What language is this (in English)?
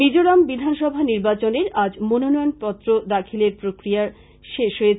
Bangla